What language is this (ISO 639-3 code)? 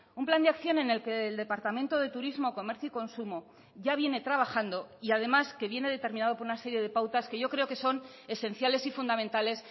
spa